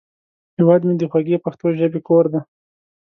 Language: Pashto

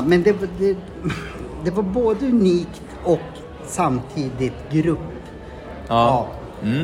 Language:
Swedish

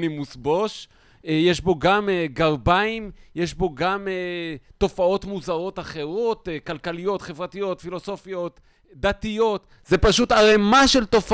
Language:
Hebrew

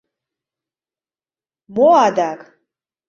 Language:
Mari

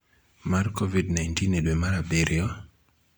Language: Luo (Kenya and Tanzania)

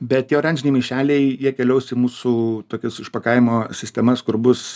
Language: Lithuanian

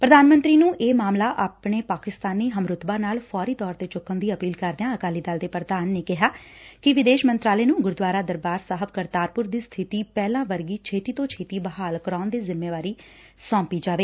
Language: Punjabi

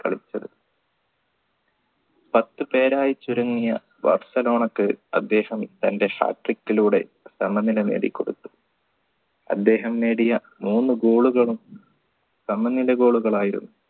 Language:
Malayalam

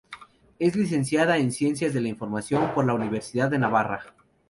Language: Spanish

